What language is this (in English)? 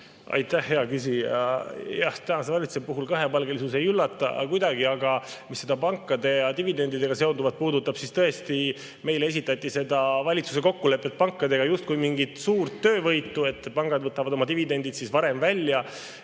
Estonian